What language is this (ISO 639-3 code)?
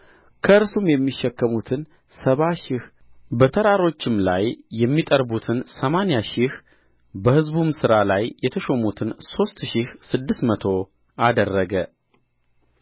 amh